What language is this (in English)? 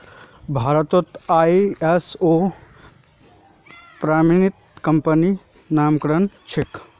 Magahi